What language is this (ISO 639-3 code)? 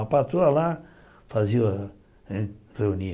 por